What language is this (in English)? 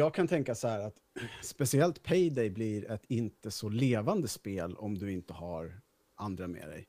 Swedish